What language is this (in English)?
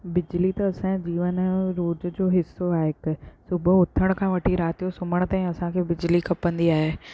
Sindhi